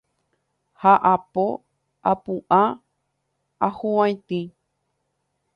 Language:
Guarani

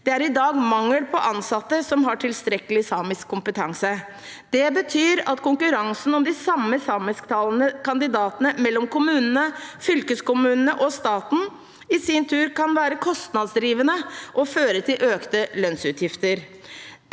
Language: Norwegian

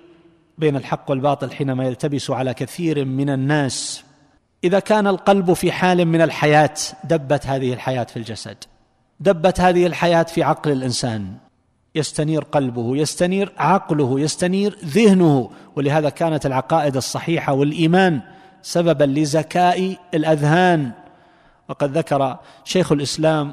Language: Arabic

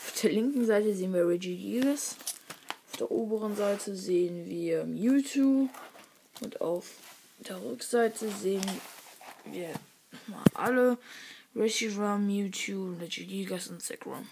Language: German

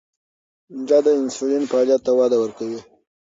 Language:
Pashto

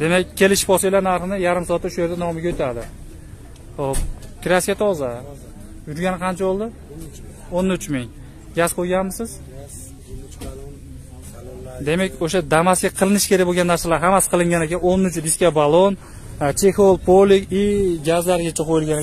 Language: Turkish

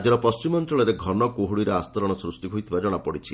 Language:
Odia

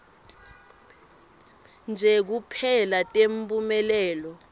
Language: Swati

